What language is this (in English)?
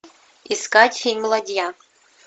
Russian